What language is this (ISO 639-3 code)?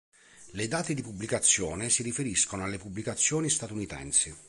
ita